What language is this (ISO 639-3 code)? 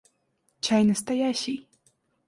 rus